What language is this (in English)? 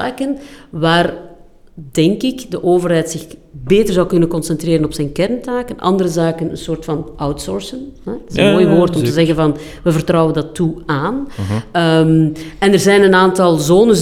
Dutch